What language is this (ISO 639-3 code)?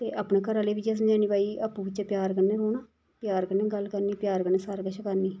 doi